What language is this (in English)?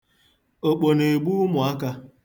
Igbo